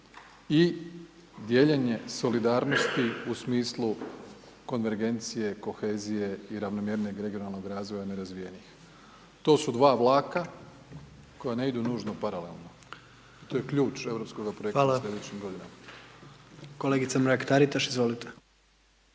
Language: Croatian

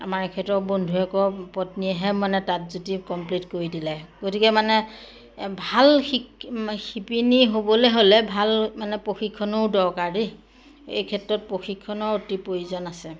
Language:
Assamese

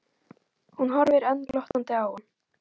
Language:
Icelandic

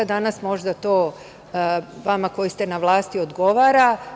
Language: Serbian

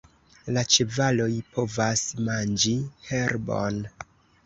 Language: Esperanto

